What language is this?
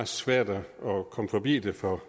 Danish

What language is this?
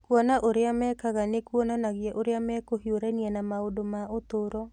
Kikuyu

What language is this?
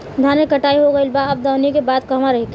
Bhojpuri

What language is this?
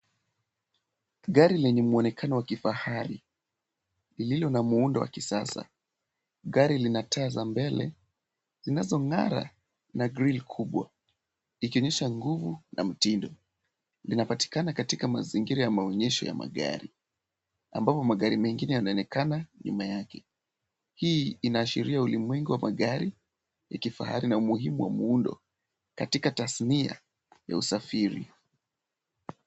Swahili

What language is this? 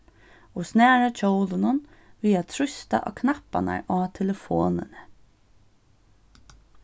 Faroese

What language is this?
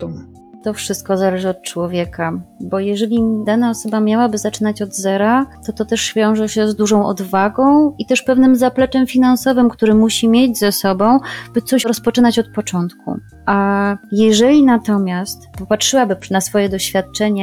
Polish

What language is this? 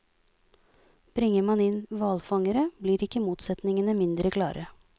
Norwegian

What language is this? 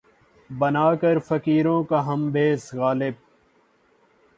Urdu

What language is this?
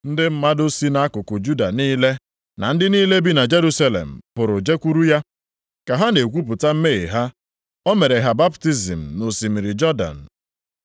Igbo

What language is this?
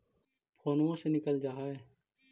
Magahi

